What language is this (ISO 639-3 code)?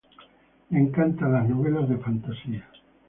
spa